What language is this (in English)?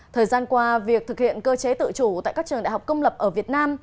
Vietnamese